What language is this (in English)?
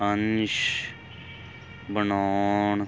Punjabi